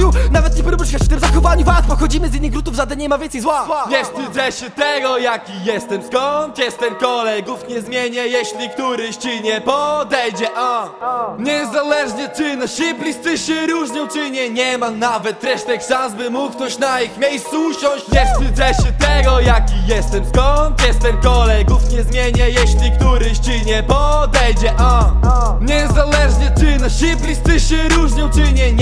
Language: Polish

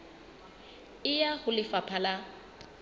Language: Southern Sotho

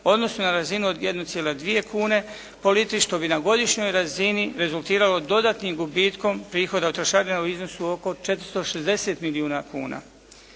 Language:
Croatian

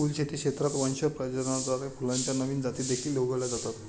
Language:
Marathi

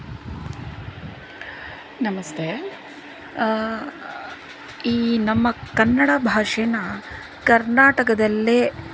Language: Kannada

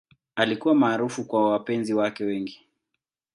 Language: Swahili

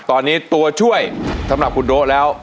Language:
Thai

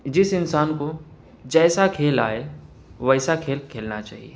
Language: Urdu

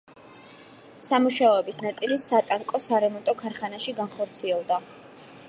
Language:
Georgian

